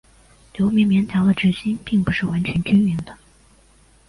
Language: Chinese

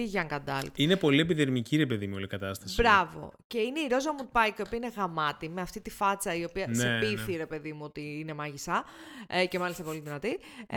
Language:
Greek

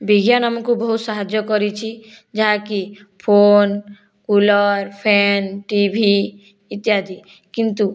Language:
Odia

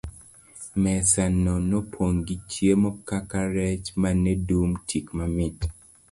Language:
Luo (Kenya and Tanzania)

